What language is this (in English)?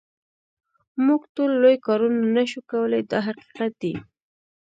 Pashto